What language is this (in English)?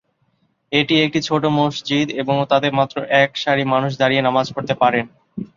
Bangla